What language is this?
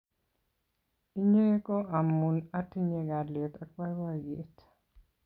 Kalenjin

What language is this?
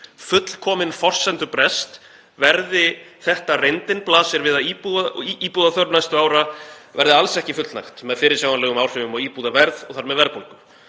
Icelandic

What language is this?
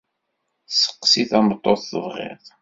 Kabyle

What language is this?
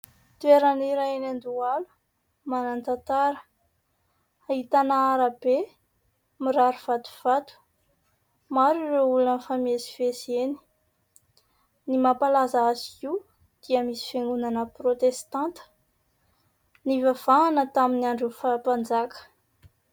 Malagasy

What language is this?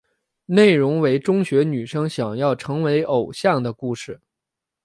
Chinese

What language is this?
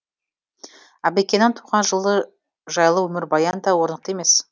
Kazakh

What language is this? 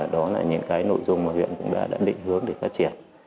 Vietnamese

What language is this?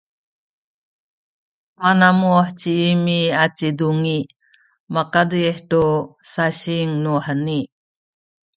Sakizaya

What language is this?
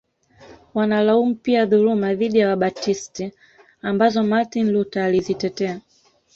Swahili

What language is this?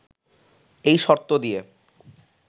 Bangla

